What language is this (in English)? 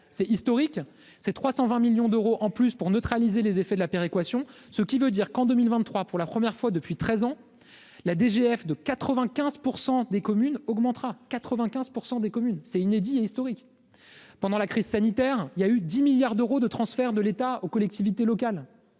French